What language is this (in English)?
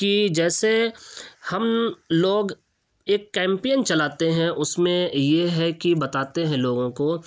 Urdu